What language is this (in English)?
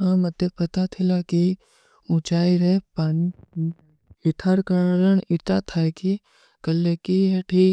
Kui (India)